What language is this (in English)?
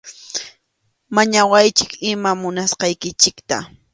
Arequipa-La Unión Quechua